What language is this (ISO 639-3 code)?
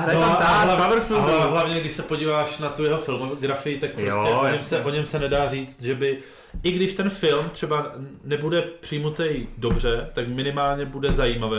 ces